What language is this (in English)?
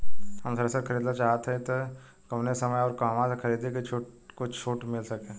Bhojpuri